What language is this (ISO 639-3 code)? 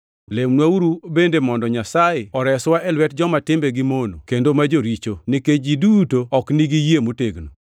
luo